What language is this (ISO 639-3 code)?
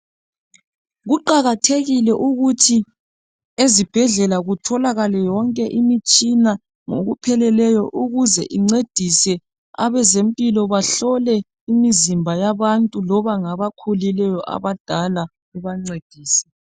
nde